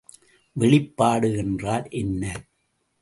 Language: Tamil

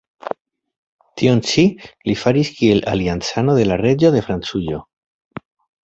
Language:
Esperanto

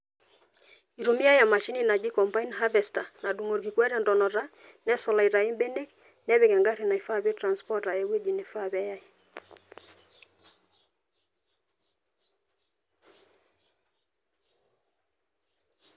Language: Masai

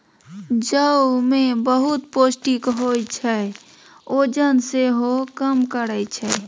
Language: Maithili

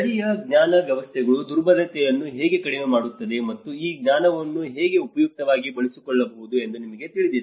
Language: Kannada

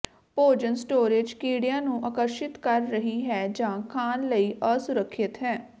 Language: Punjabi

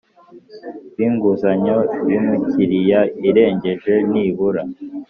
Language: Kinyarwanda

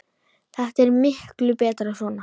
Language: Icelandic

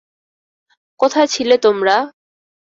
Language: Bangla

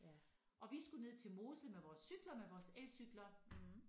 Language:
Danish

